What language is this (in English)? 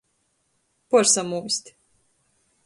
Latgalian